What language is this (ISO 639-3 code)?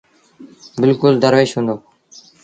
sbn